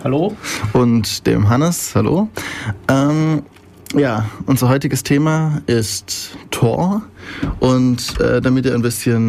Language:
German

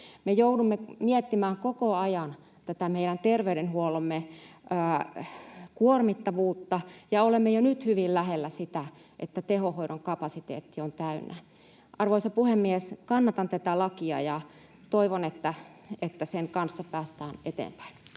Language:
Finnish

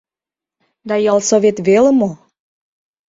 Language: Mari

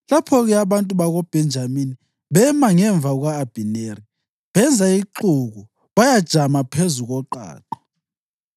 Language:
North Ndebele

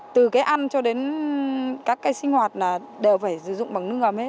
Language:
Vietnamese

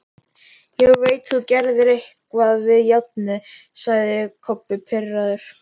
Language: Icelandic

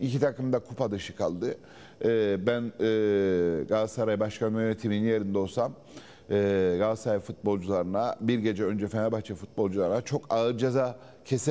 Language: Turkish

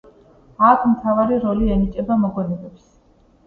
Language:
Georgian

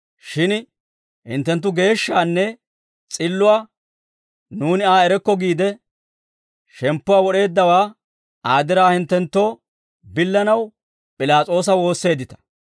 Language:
Dawro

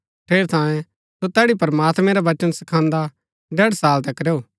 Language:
Gaddi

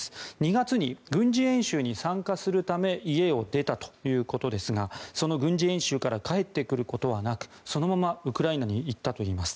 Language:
Japanese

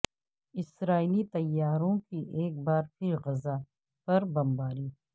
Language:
Urdu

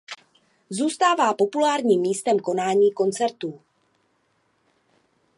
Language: Czech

